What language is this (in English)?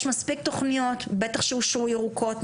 Hebrew